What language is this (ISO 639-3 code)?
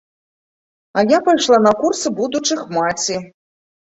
bel